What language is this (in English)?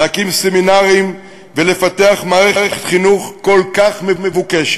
Hebrew